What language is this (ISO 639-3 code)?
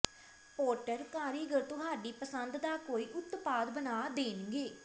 pan